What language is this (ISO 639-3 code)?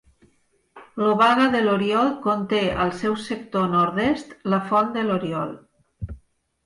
cat